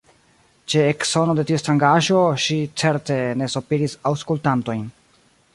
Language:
Esperanto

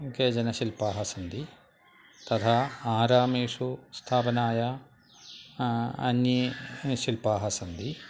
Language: Sanskrit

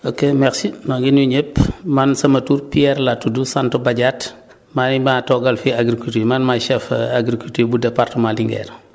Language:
Wolof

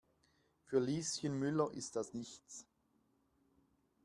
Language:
German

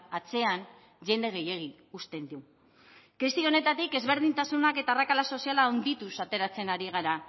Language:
Basque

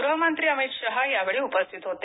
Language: Marathi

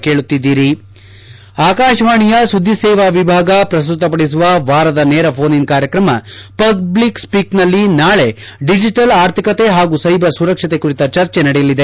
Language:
Kannada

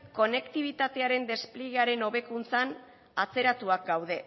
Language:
Basque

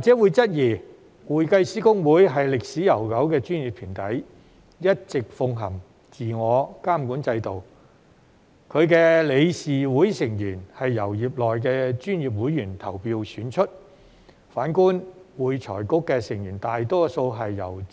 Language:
Cantonese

